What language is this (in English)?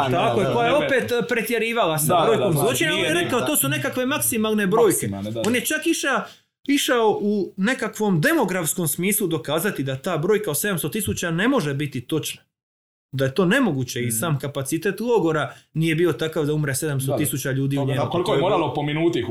Croatian